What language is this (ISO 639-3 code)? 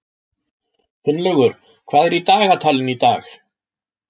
isl